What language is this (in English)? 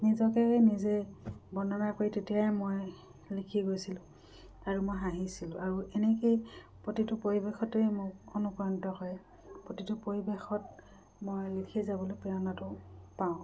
Assamese